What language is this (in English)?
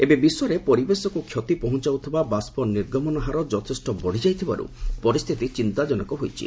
Odia